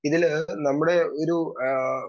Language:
Malayalam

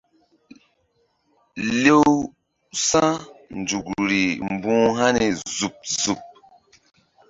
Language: Mbum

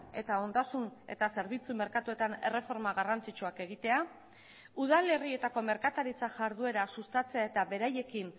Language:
Basque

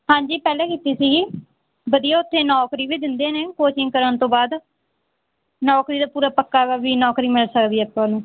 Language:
Punjabi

